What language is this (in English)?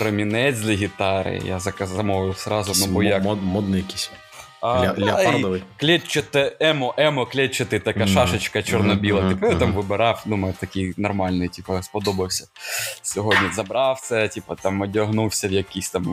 Ukrainian